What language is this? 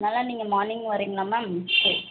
Tamil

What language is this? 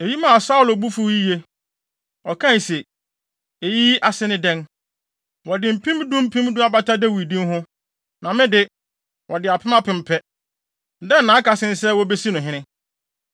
Akan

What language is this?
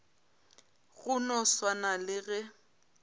Northern Sotho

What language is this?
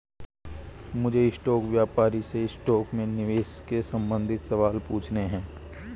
Hindi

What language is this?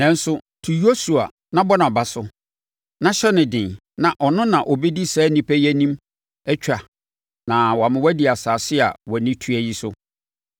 Akan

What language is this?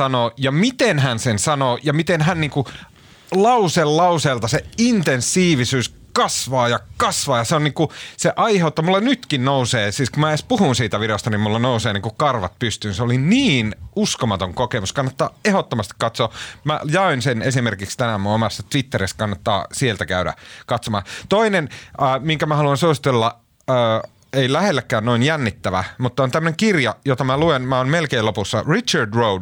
Finnish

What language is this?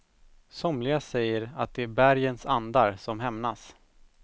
Swedish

